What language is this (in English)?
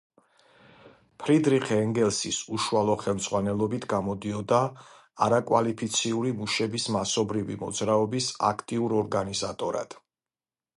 Georgian